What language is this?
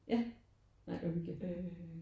Danish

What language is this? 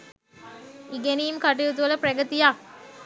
Sinhala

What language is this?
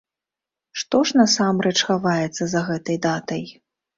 Belarusian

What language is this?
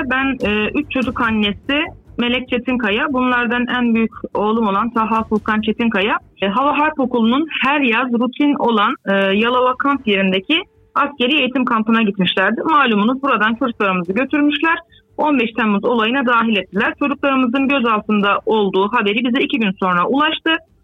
Turkish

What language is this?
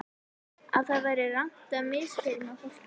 Icelandic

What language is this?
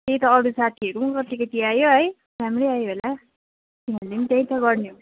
Nepali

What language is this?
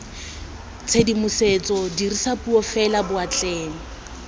Tswana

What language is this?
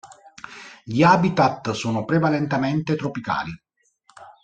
Italian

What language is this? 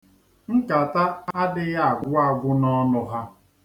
Igbo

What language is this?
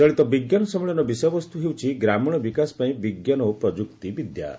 Odia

